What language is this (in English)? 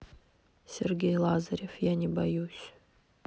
Russian